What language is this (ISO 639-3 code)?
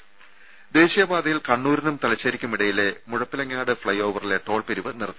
mal